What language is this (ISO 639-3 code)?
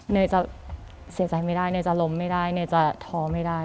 tha